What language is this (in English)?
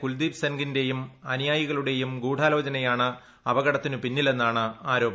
Malayalam